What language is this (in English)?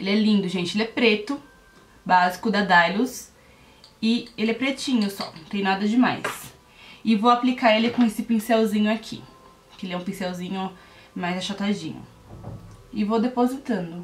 Portuguese